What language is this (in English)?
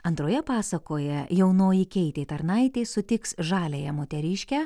Lithuanian